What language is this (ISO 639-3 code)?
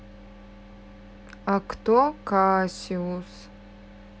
rus